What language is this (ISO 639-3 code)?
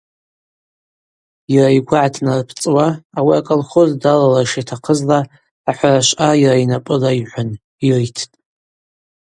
abq